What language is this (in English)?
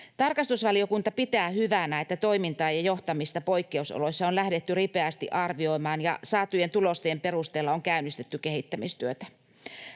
Finnish